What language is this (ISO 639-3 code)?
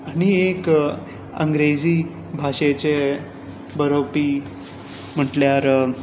kok